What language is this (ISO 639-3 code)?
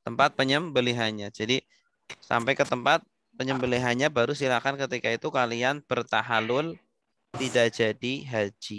ind